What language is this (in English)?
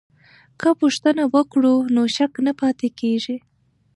Pashto